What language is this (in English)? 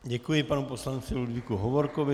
Czech